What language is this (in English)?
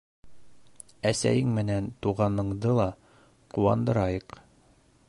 Bashkir